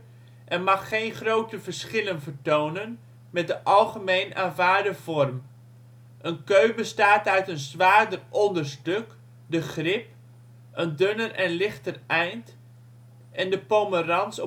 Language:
Dutch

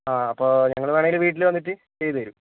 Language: Malayalam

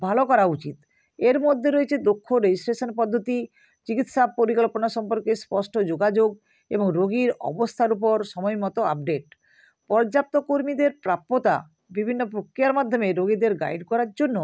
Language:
Bangla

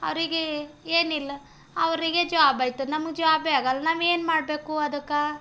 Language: Kannada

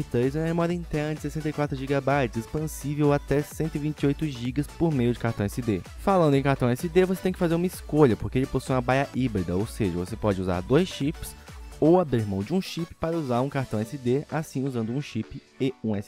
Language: Portuguese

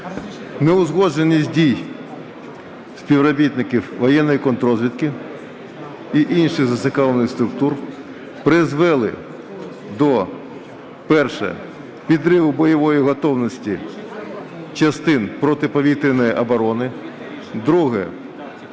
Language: Ukrainian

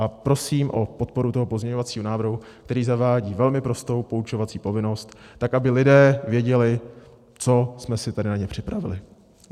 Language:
Czech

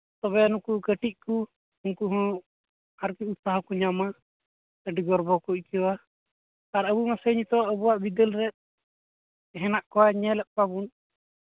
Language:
Santali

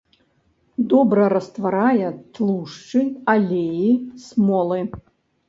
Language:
Belarusian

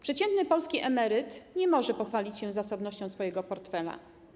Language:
Polish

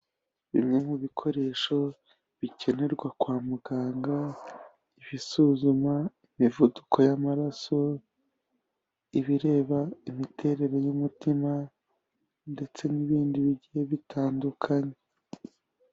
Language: Kinyarwanda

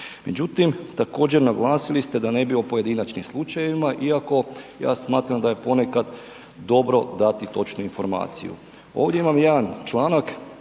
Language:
Croatian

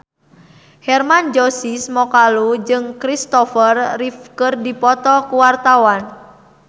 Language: Sundanese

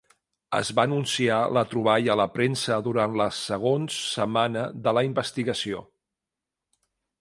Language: Catalan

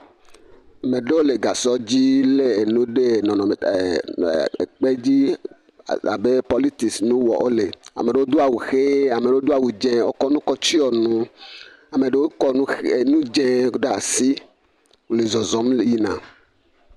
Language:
Ewe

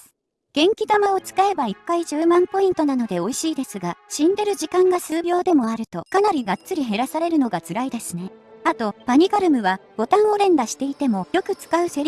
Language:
Japanese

